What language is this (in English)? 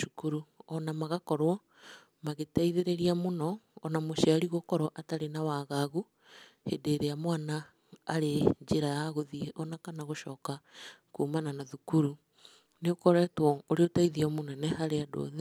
Kikuyu